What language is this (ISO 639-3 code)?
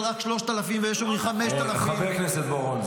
heb